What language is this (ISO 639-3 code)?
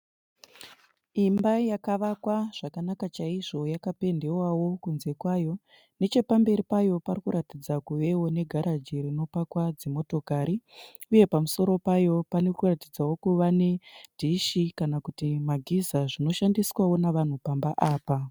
sna